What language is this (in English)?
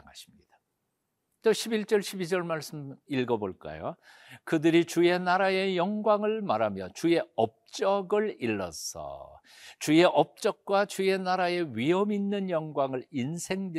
Korean